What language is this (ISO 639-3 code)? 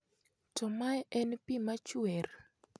luo